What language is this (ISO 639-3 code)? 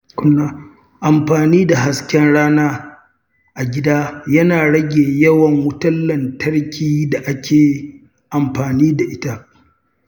hau